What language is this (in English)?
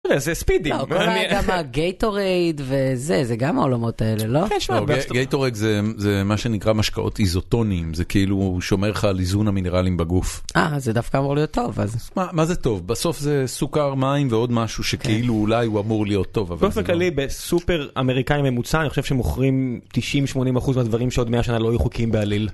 Hebrew